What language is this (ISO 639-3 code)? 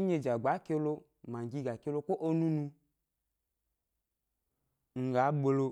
gby